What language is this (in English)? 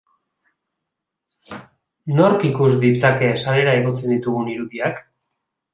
Basque